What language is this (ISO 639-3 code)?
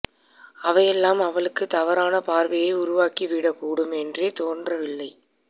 tam